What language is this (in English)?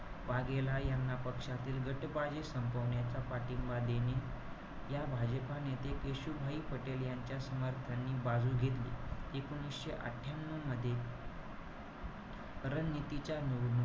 Marathi